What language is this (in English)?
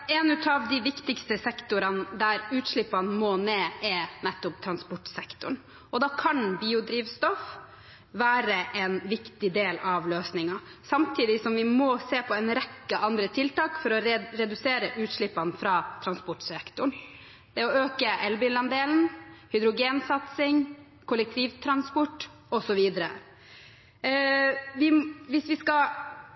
Norwegian Bokmål